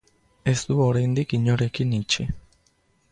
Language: Basque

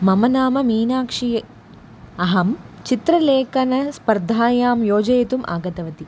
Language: Sanskrit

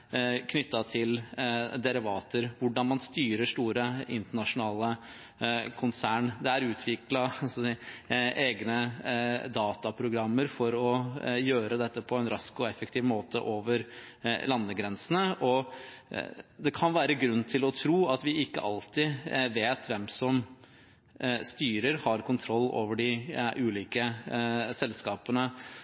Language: Norwegian Bokmål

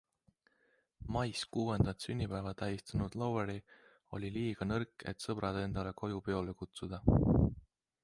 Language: Estonian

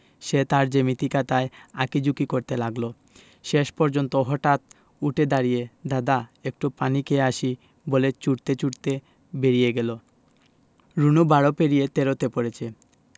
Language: Bangla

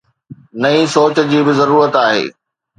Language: Sindhi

